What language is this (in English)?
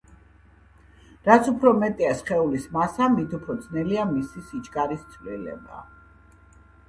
Georgian